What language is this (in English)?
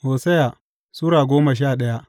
Hausa